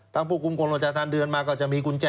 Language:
Thai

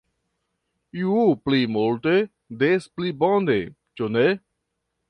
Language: Esperanto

